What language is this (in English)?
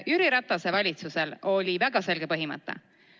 Estonian